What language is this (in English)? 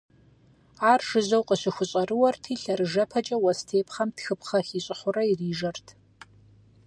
Kabardian